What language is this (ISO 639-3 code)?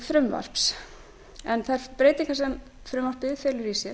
isl